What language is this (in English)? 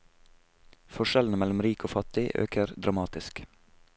Norwegian